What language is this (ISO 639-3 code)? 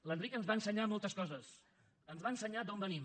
cat